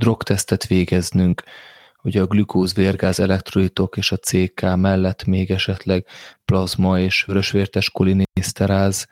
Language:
Hungarian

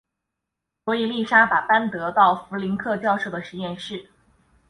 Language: Chinese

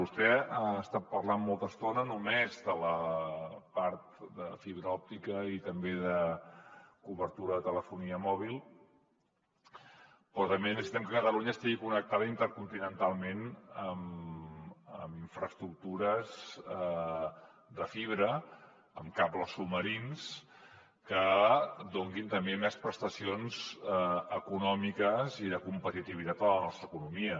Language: Catalan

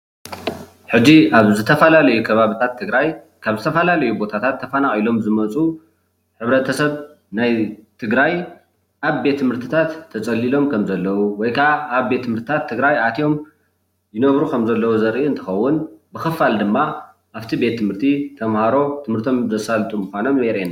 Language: Tigrinya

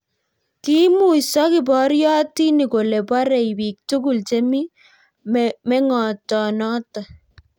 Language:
Kalenjin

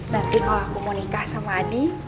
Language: Indonesian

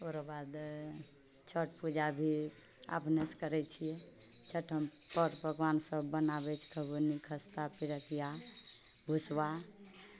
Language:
Maithili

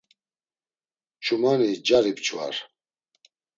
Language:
Laz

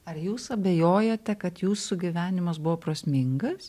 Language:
Lithuanian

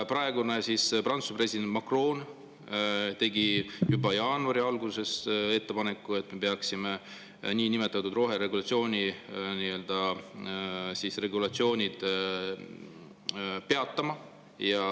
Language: Estonian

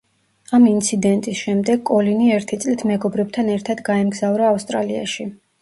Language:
Georgian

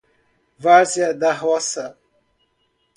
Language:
Portuguese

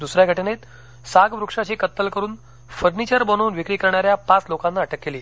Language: Marathi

